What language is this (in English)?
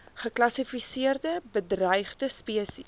Afrikaans